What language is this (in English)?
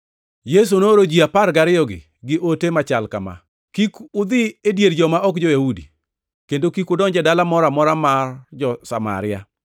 Luo (Kenya and Tanzania)